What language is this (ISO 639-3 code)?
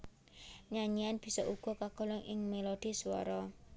jav